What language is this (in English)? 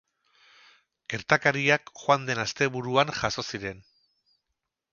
Basque